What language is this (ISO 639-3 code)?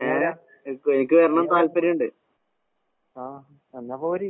mal